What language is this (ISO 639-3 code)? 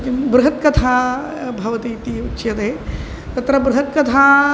san